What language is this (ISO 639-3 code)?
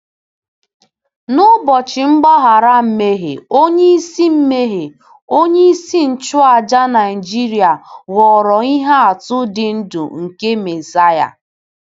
ibo